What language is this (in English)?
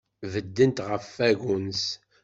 Kabyle